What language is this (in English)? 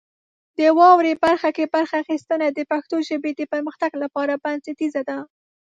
Pashto